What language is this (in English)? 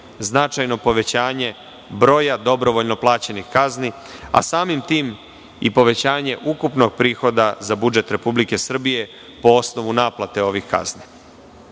Serbian